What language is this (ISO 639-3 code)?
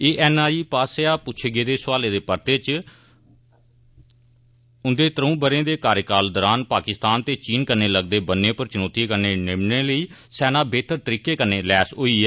doi